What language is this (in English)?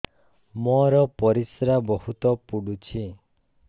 Odia